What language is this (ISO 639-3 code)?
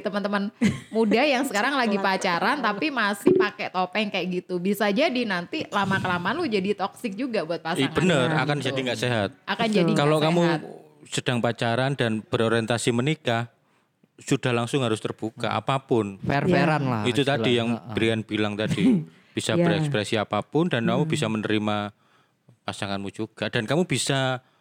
ind